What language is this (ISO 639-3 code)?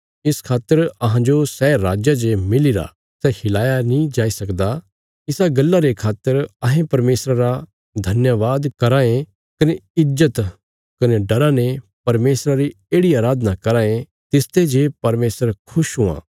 kfs